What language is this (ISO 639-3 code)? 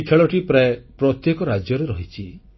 ori